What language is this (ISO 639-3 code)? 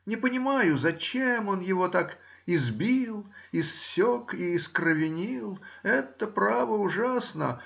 rus